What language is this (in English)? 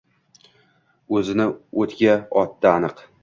Uzbek